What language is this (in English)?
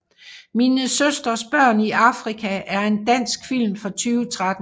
Danish